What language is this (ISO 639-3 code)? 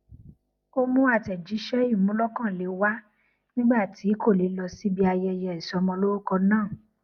yor